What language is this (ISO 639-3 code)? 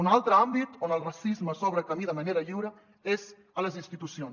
cat